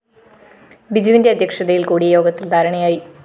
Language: Malayalam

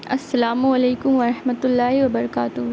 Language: Urdu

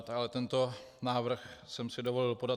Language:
Czech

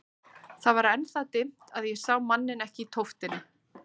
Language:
Icelandic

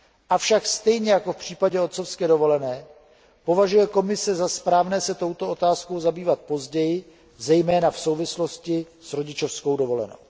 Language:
Czech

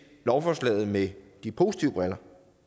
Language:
Danish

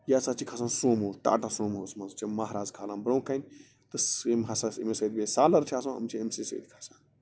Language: Kashmiri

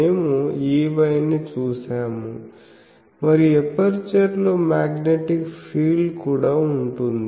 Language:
Telugu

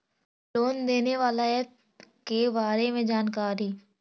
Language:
Magahi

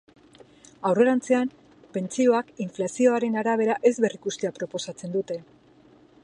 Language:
Basque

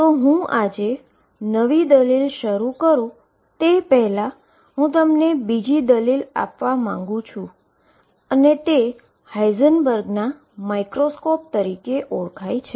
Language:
Gujarati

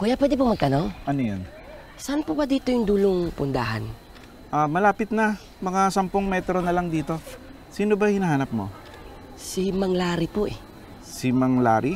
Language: Filipino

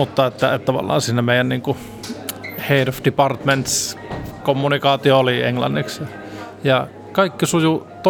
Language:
Finnish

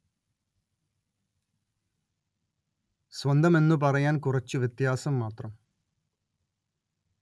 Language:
Malayalam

